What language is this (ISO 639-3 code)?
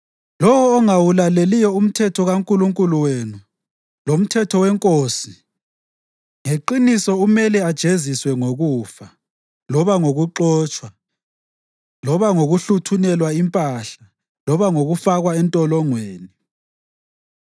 nde